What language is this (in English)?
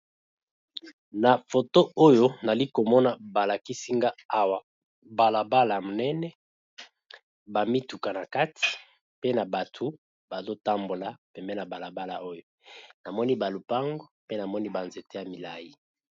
Lingala